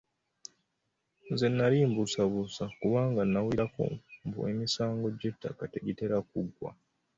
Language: Ganda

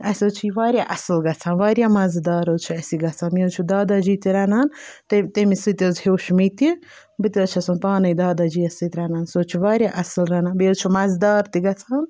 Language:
Kashmiri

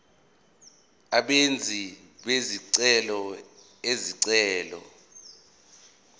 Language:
Zulu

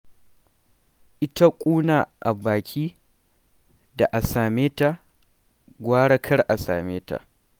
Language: Hausa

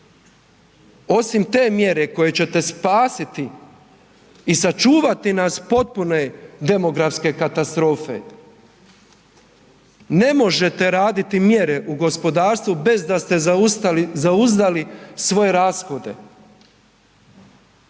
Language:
Croatian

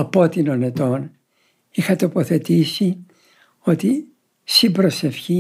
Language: Greek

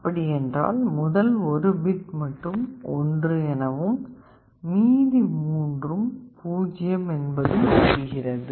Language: Tamil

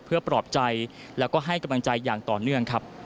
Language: Thai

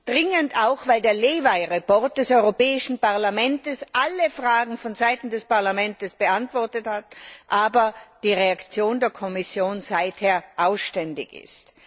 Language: German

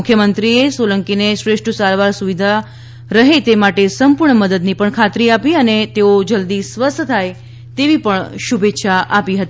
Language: Gujarati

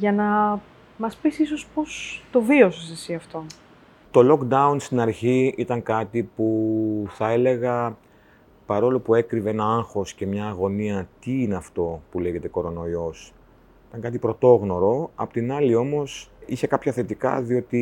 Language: Greek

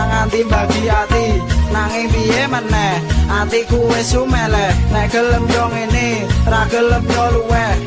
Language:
Indonesian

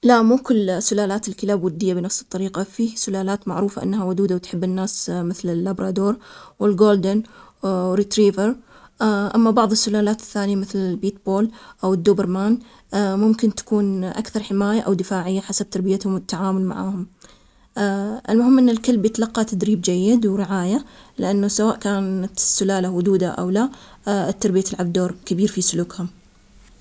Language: Omani Arabic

